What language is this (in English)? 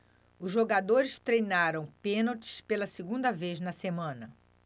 Portuguese